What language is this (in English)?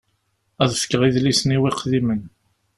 Kabyle